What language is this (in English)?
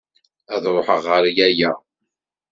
Kabyle